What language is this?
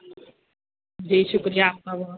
Urdu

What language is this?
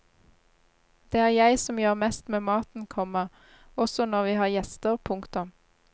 Norwegian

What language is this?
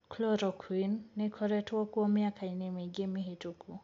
Kikuyu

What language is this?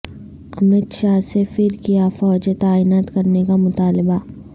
Urdu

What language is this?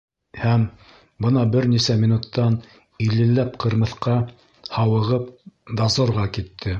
Bashkir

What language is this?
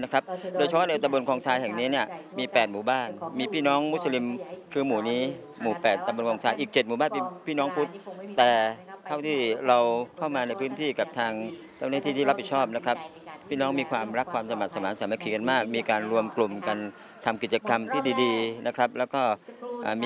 Thai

